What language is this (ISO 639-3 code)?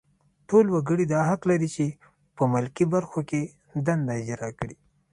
pus